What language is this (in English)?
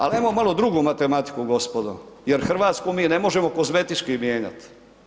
Croatian